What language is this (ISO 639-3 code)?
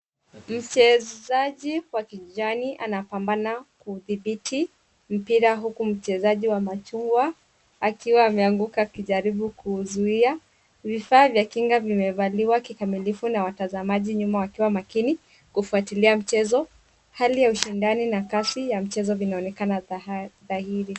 swa